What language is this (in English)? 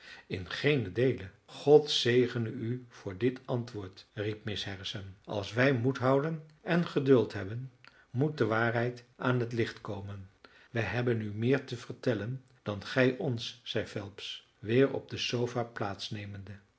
Dutch